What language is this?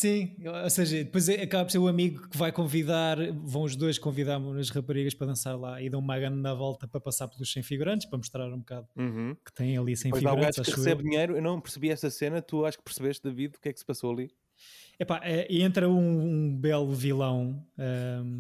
Portuguese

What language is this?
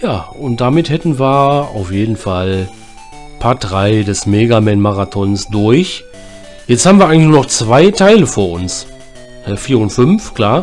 German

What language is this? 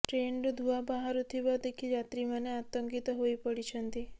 Odia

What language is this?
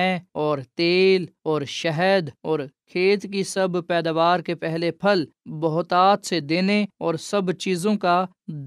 Urdu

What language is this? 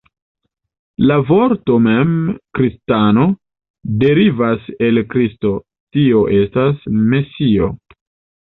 Esperanto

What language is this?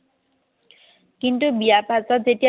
Assamese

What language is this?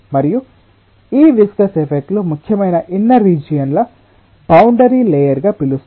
Telugu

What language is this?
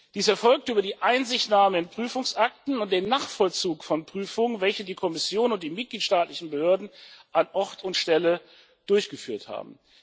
German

